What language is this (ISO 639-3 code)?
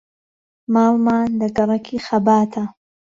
ckb